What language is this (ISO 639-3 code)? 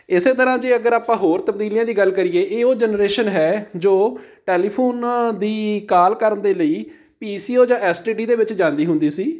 pan